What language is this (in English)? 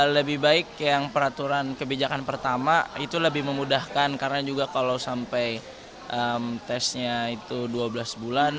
Indonesian